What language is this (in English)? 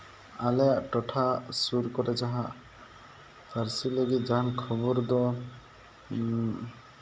Santali